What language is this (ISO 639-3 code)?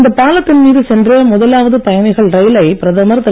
tam